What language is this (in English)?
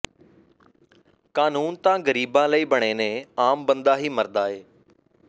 Punjabi